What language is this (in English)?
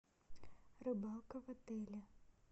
Russian